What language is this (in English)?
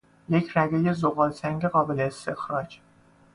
Persian